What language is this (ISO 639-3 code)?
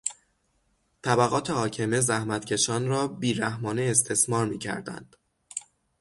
fas